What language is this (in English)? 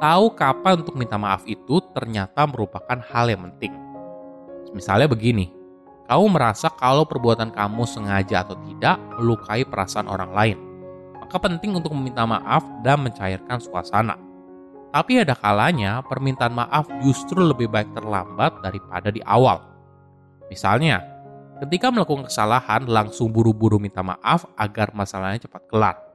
Indonesian